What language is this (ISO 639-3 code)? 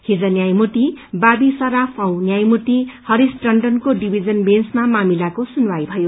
nep